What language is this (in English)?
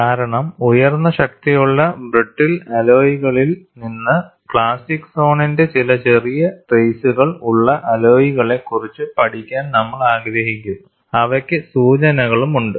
Malayalam